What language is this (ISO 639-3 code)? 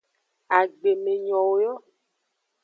ajg